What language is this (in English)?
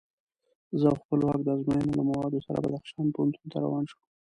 Pashto